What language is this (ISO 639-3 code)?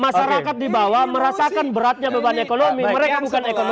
ind